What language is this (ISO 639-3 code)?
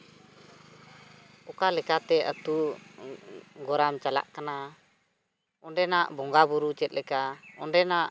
sat